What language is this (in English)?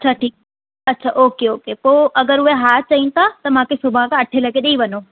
Sindhi